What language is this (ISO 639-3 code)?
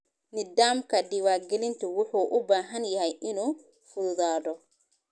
som